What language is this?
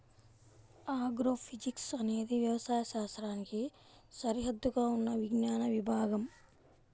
Telugu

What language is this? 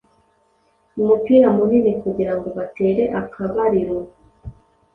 Kinyarwanda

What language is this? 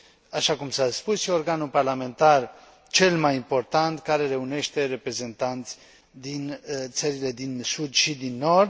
Romanian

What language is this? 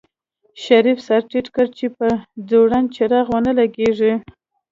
Pashto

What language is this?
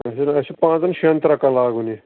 Kashmiri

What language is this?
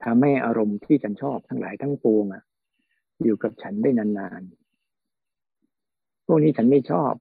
Thai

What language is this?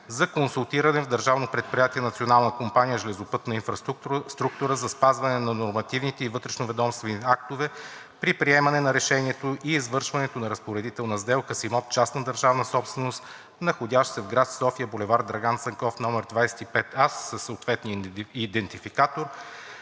Bulgarian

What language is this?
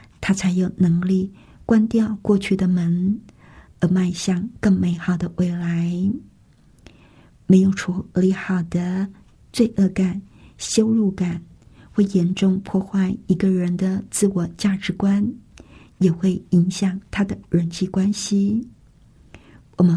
Chinese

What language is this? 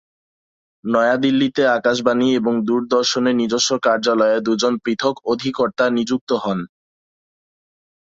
Bangla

